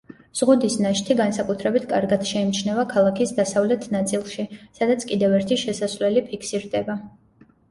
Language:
Georgian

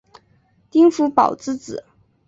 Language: Chinese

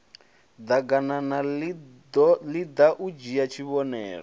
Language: Venda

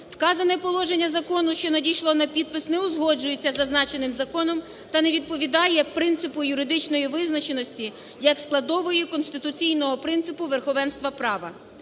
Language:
Ukrainian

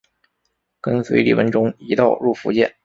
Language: Chinese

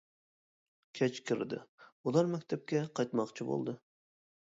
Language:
Uyghur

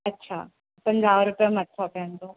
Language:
Sindhi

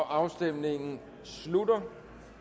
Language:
Danish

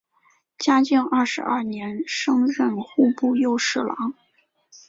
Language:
Chinese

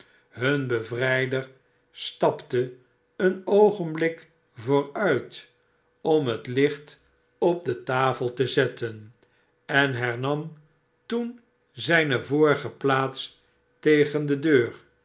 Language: Dutch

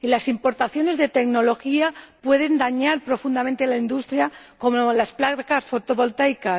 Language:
Spanish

